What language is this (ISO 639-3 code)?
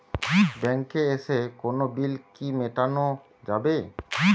ben